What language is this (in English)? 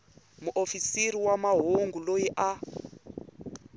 Tsonga